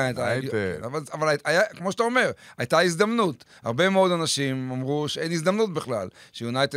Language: Hebrew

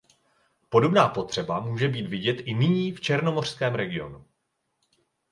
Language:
Czech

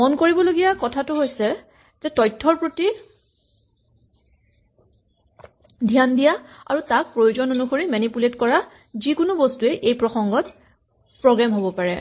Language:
Assamese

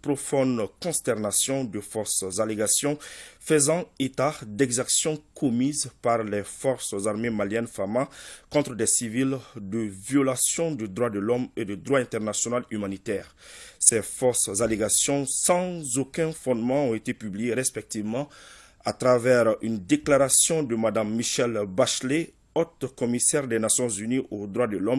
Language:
French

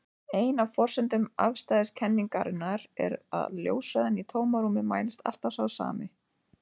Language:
Icelandic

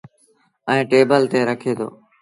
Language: Sindhi Bhil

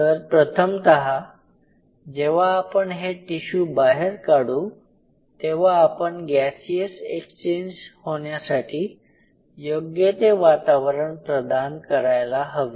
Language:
Marathi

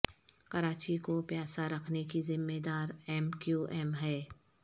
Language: Urdu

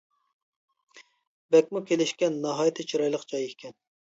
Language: Uyghur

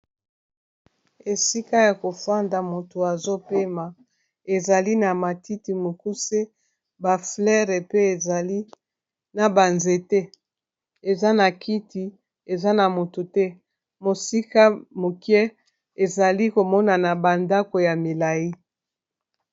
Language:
Lingala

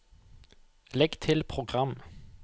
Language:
Norwegian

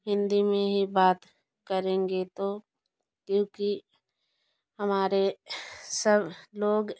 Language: Hindi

